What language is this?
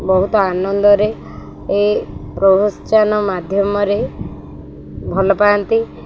Odia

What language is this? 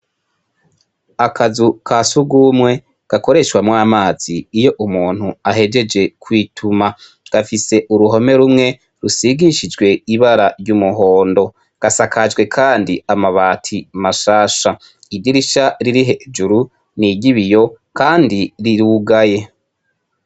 Rundi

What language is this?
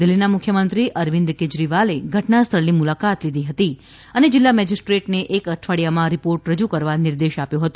Gujarati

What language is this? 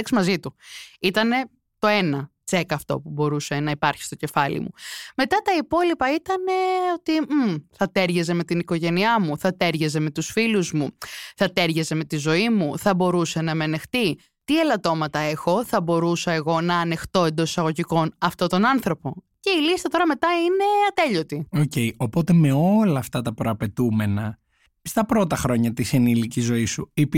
Greek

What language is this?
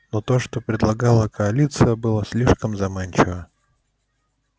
Russian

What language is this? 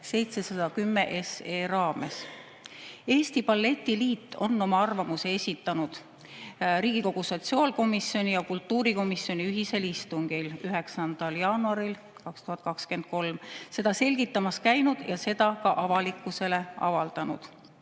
Estonian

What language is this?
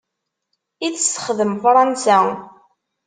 Kabyle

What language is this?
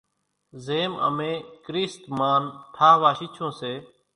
Kachi Koli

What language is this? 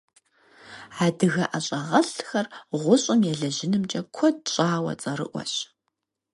Kabardian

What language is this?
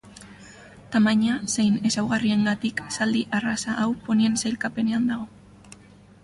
Basque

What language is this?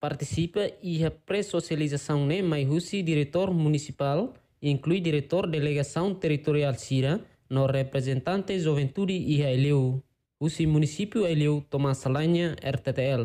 Indonesian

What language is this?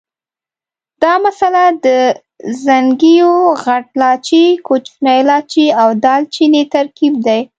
Pashto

